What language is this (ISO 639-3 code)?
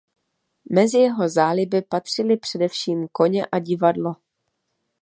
ces